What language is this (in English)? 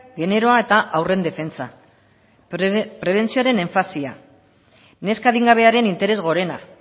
Basque